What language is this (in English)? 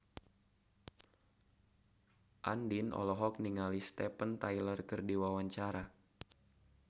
Sundanese